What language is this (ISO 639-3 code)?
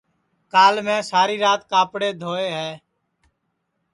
ssi